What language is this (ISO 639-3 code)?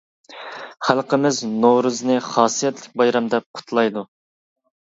uig